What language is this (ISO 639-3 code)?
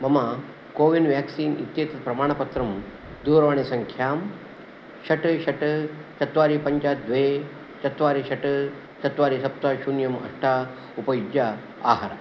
san